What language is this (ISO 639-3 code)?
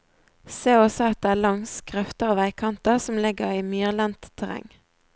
nor